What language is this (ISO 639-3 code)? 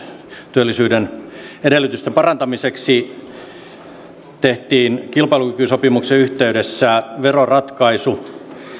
fin